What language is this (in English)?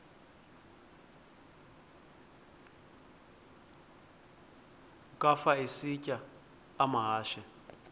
Xhosa